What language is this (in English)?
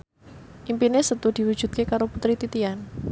Javanese